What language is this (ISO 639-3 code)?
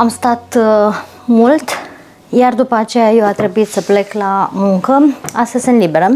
ron